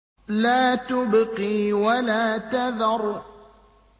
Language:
Arabic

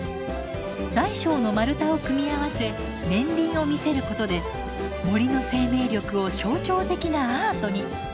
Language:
Japanese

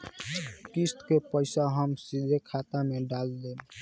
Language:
Bhojpuri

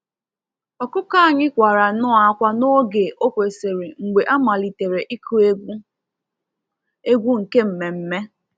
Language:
Igbo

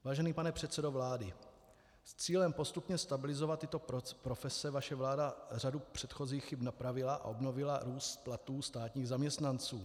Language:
Czech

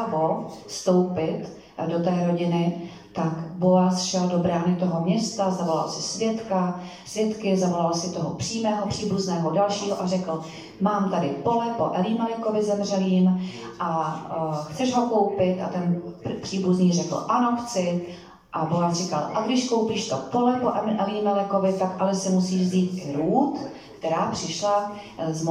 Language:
Czech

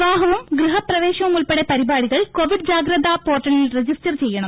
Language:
Malayalam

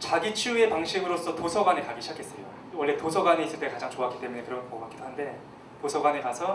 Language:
Korean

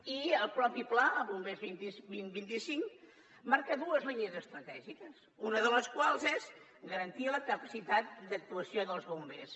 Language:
Catalan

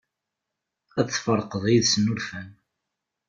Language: Kabyle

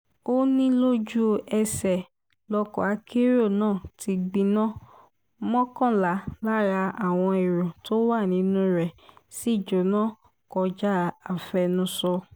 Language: Yoruba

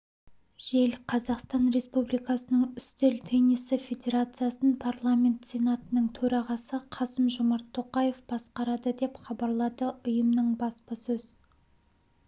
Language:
Kazakh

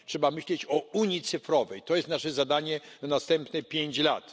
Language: Polish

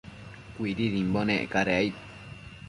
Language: Matsés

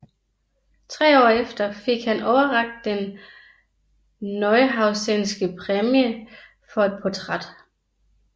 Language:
Danish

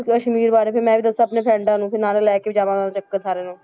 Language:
Punjabi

